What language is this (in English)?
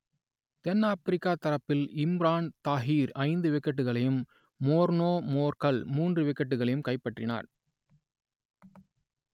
Tamil